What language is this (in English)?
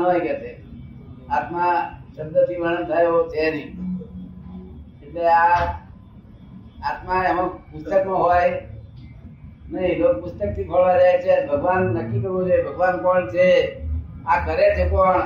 Gujarati